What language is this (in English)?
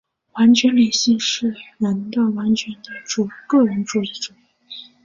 Chinese